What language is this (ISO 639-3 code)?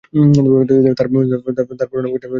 ben